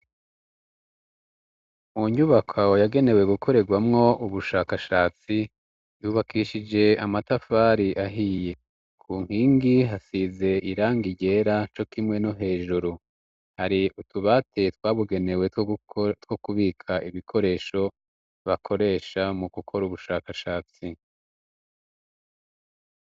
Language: Rundi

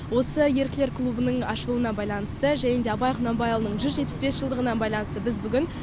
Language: Kazakh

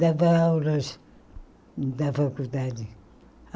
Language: Portuguese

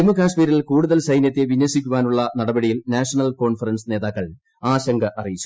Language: Malayalam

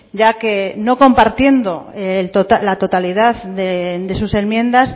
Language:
Spanish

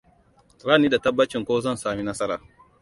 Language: Hausa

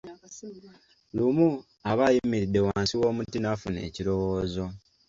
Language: Ganda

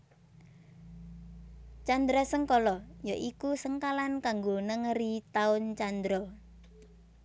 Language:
Javanese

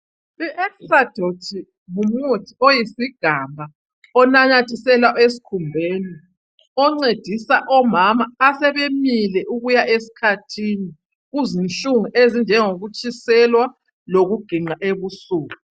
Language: North Ndebele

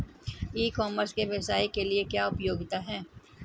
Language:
Hindi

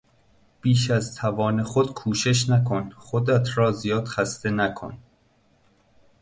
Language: Persian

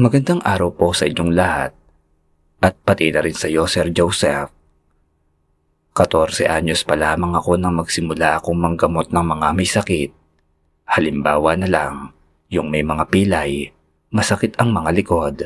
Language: Filipino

